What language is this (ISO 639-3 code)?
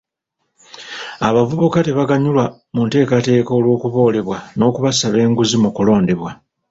lug